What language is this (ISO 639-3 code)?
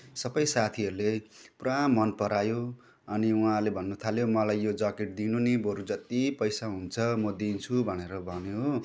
nep